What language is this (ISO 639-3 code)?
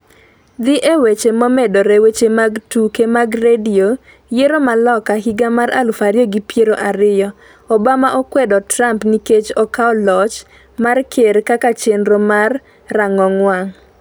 luo